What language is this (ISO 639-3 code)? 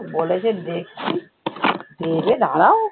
ben